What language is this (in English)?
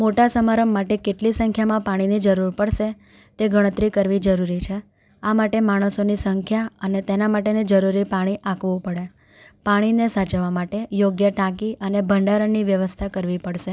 Gujarati